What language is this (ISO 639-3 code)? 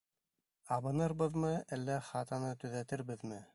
bak